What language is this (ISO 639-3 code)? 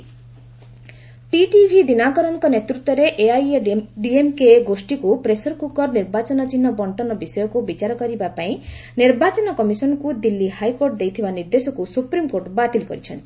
ori